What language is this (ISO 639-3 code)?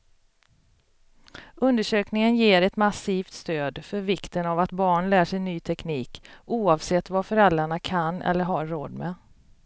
swe